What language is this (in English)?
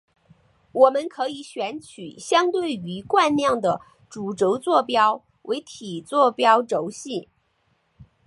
Chinese